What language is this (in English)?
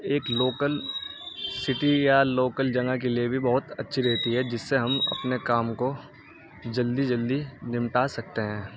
Urdu